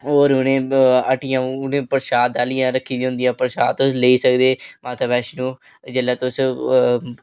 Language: Dogri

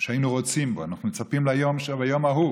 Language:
Hebrew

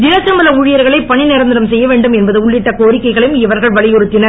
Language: Tamil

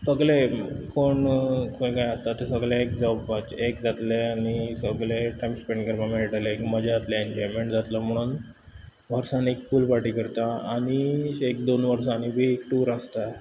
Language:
Konkani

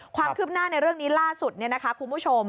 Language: Thai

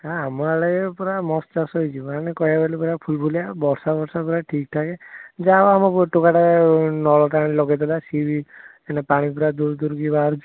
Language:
Odia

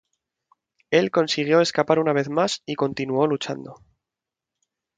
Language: Spanish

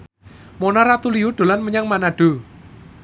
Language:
Javanese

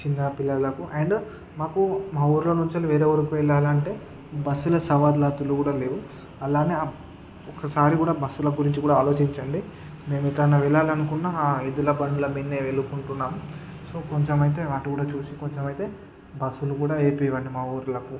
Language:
Telugu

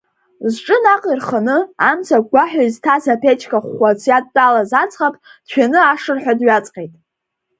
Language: Abkhazian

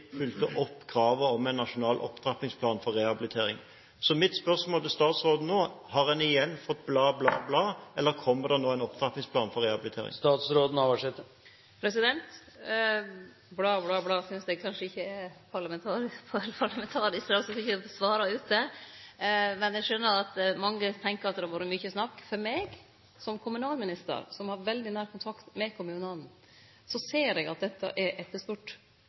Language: Norwegian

